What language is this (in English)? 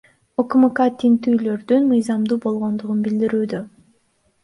Kyrgyz